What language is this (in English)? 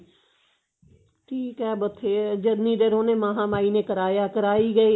Punjabi